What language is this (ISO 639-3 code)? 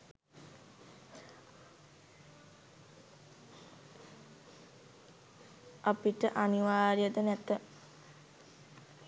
sin